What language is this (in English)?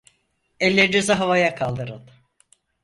Turkish